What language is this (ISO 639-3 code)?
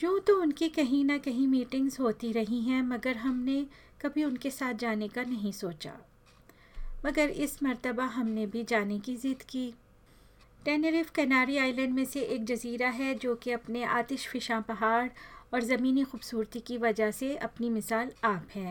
hin